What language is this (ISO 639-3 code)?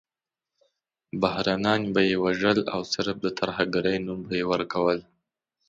pus